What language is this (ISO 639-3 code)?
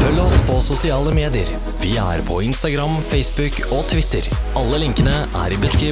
nor